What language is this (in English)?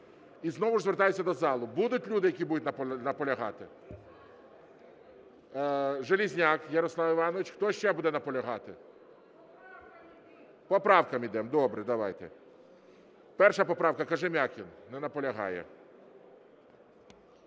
Ukrainian